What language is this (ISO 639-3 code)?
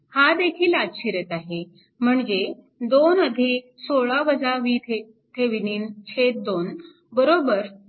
mar